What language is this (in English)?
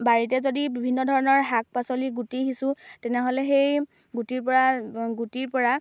Assamese